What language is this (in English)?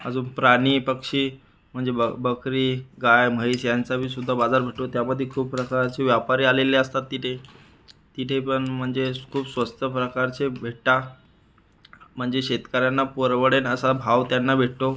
Marathi